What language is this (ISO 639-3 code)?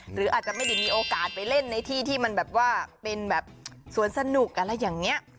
tha